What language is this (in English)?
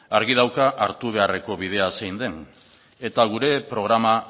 Basque